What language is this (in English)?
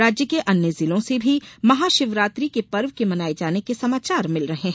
Hindi